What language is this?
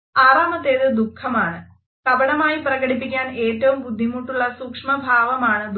Malayalam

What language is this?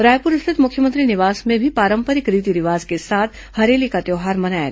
Hindi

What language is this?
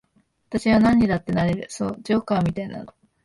Japanese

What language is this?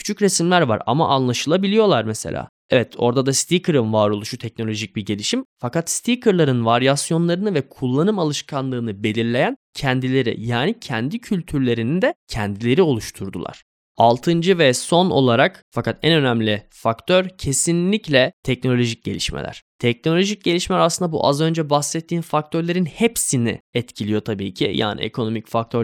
Turkish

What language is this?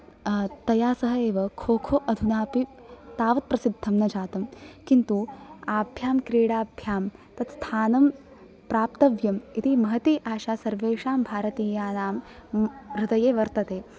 Sanskrit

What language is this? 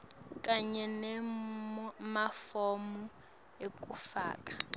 Swati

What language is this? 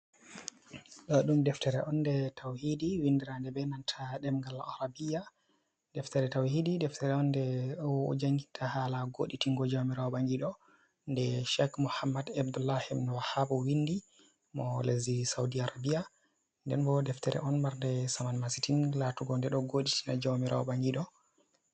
Fula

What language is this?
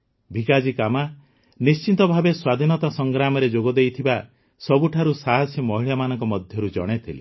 Odia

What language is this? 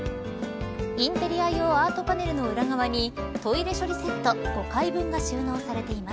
Japanese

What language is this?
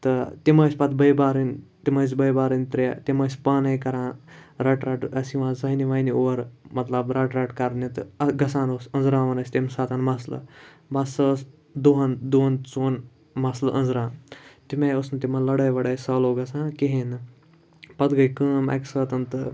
Kashmiri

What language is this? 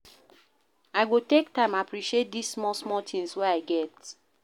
Nigerian Pidgin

